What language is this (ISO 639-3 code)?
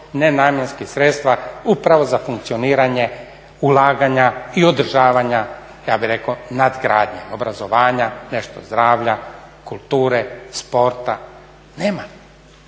hrv